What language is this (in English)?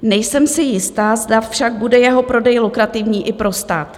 Czech